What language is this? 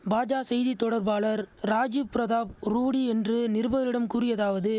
Tamil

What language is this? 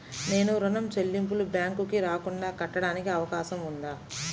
Telugu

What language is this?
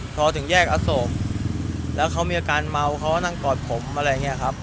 Thai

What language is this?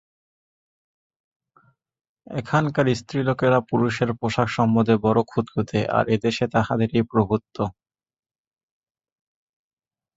Bangla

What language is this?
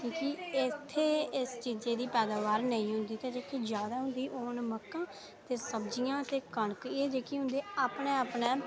Dogri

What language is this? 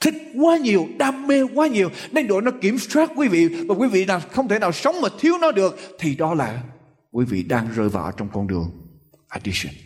Vietnamese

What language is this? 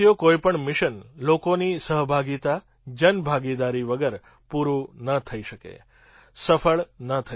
Gujarati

